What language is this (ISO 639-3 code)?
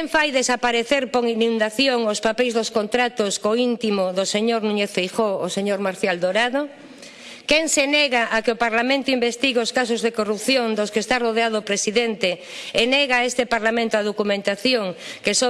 spa